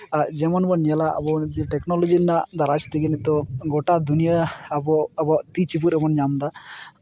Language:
Santali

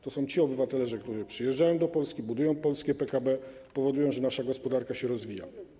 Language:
Polish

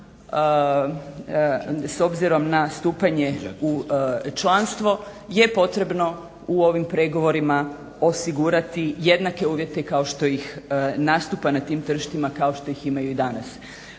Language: Croatian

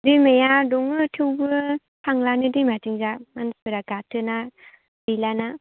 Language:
Bodo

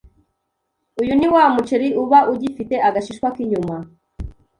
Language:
Kinyarwanda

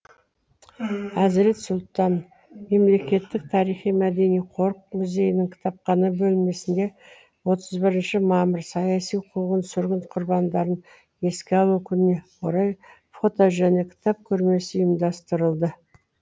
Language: Kazakh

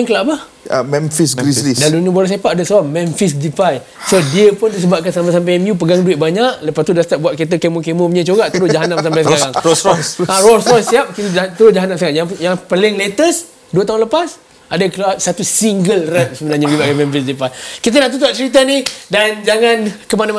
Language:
Malay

